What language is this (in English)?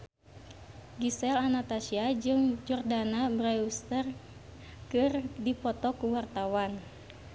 Sundanese